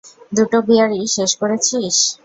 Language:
Bangla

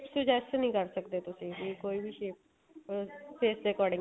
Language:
Punjabi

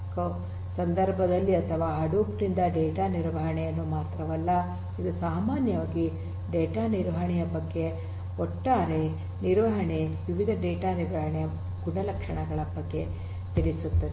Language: Kannada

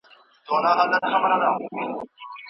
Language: Pashto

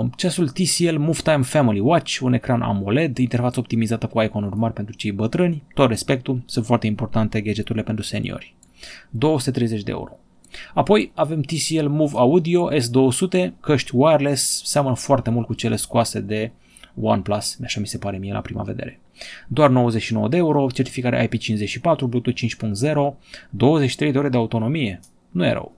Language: Romanian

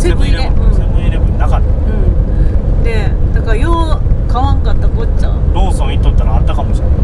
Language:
Japanese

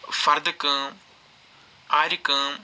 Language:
Kashmiri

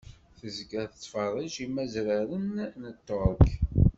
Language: Kabyle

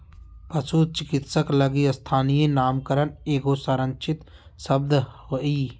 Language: Magahi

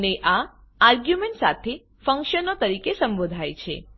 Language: Gujarati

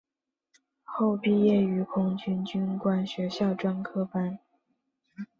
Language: Chinese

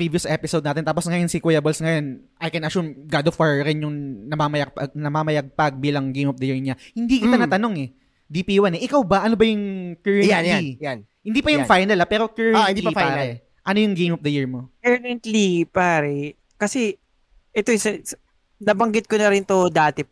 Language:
Filipino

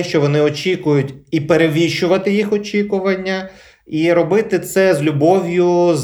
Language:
Ukrainian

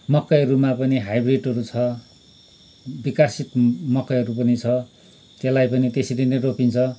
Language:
Nepali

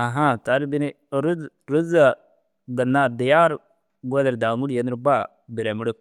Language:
Dazaga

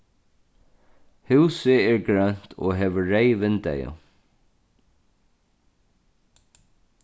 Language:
Faroese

